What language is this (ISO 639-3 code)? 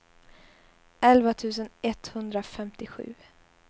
swe